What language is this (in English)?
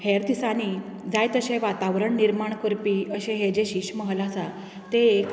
Konkani